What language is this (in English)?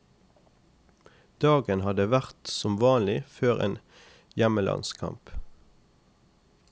Norwegian